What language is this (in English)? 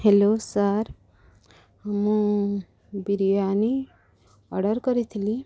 Odia